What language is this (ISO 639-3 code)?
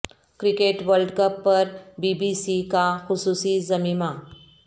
urd